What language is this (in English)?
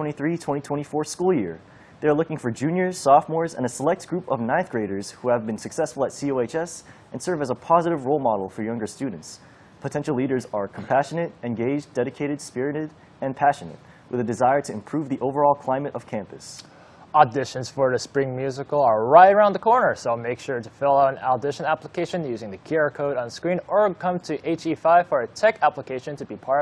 English